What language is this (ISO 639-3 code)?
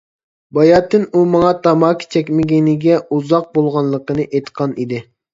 uig